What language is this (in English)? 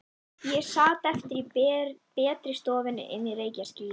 Icelandic